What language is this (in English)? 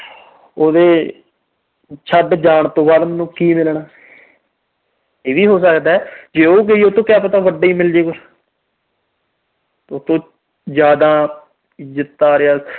Punjabi